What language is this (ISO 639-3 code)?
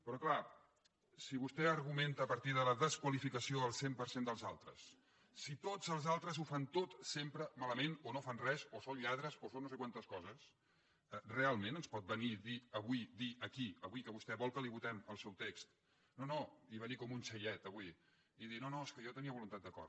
cat